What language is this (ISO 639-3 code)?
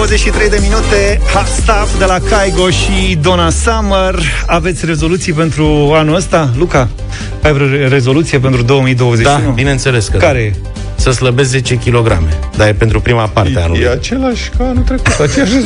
ron